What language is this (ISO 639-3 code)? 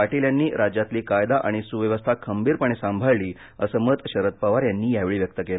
mar